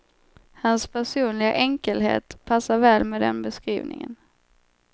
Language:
Swedish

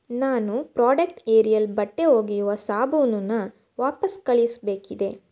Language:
Kannada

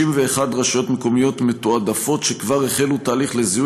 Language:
Hebrew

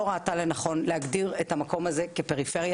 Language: Hebrew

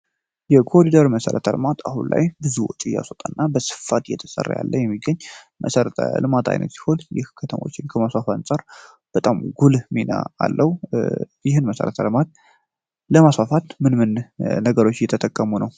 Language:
Amharic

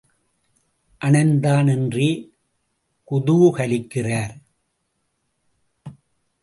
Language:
Tamil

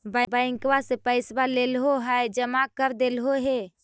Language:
Magahi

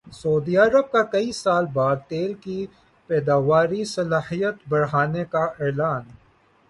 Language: Urdu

